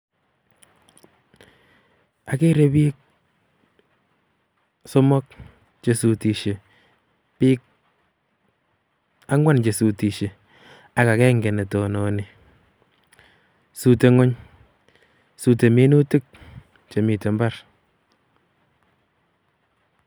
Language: Kalenjin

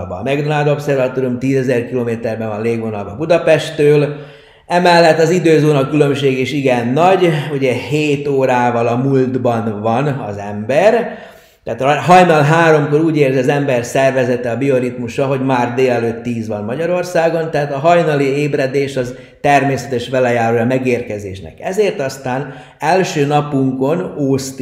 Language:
Hungarian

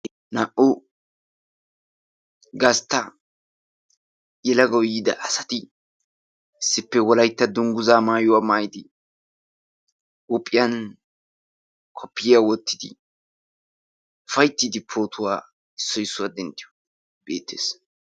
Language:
Wolaytta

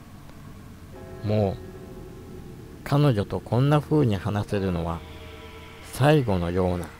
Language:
Japanese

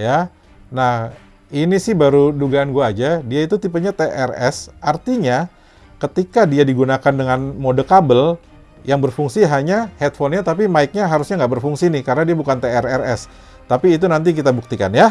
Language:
Indonesian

